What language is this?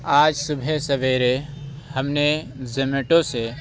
Urdu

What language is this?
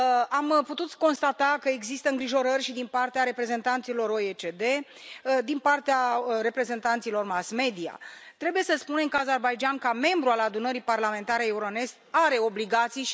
Romanian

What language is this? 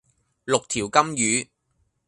Cantonese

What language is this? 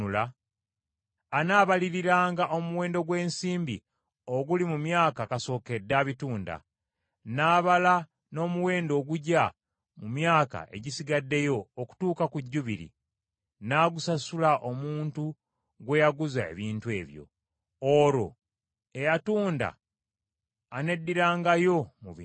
Ganda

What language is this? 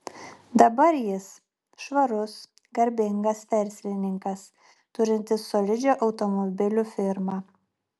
Lithuanian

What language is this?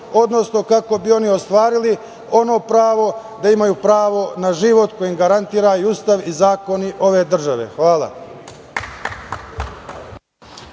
Serbian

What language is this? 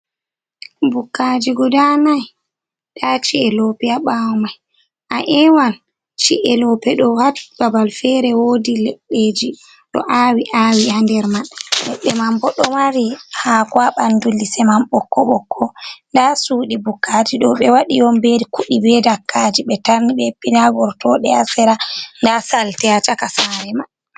Fula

